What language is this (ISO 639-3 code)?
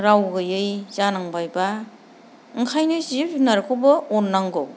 brx